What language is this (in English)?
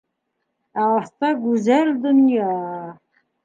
Bashkir